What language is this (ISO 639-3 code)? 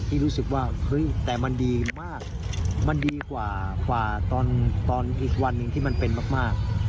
tha